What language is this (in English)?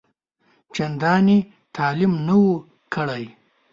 Pashto